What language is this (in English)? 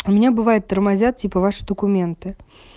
Russian